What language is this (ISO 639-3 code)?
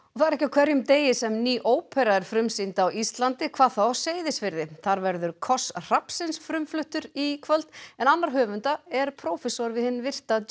isl